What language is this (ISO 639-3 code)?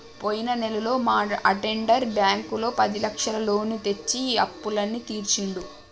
tel